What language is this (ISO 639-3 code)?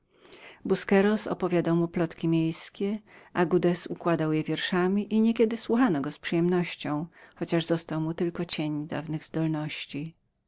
pol